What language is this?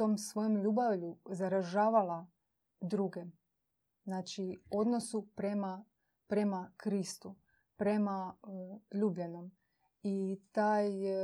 Croatian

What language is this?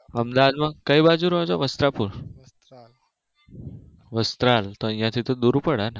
Gujarati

